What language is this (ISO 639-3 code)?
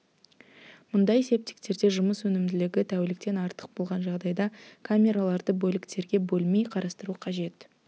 kaz